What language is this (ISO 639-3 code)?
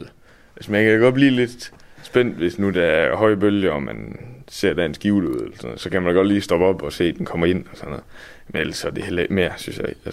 dan